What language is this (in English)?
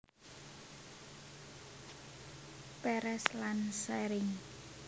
Javanese